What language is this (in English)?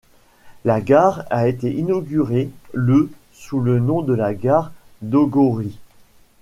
French